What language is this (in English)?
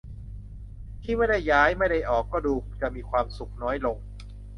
Thai